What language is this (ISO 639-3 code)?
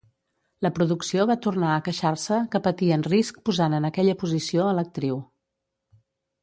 cat